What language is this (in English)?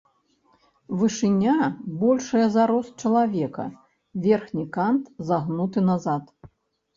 Belarusian